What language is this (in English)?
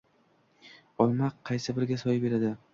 Uzbek